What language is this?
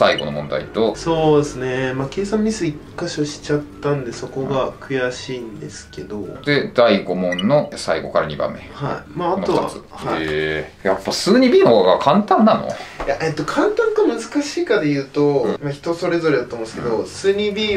Japanese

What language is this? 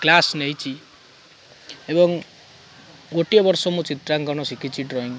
Odia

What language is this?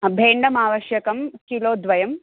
Sanskrit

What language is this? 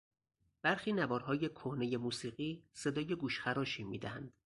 Persian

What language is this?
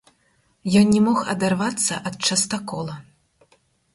Belarusian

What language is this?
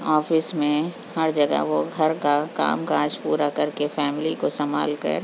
Urdu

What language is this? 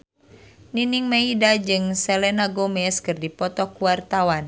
Sundanese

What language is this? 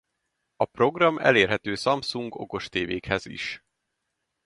Hungarian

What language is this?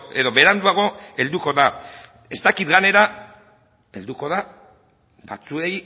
Basque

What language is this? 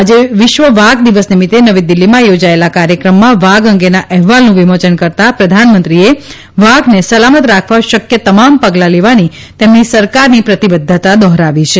Gujarati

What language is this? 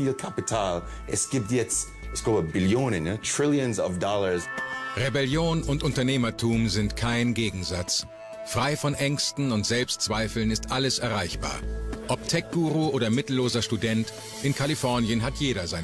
German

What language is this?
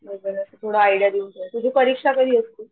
Marathi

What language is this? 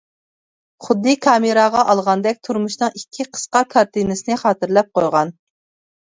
Uyghur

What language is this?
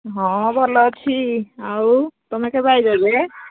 Odia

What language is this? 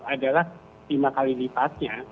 Indonesian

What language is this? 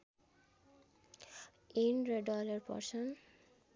Nepali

